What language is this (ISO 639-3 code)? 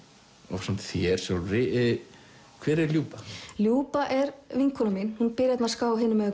isl